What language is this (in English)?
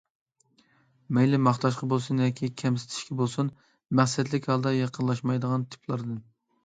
Uyghur